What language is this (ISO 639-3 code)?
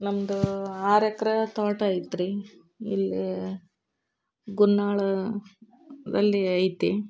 kan